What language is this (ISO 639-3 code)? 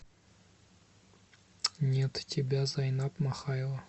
rus